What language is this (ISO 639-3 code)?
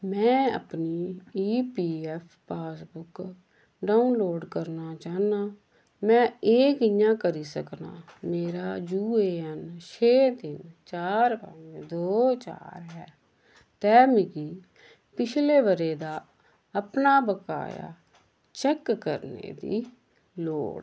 doi